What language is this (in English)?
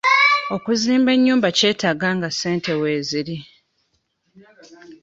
Ganda